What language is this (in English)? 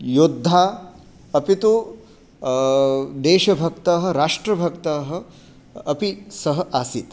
Sanskrit